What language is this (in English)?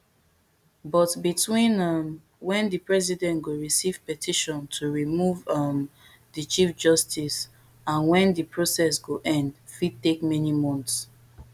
Nigerian Pidgin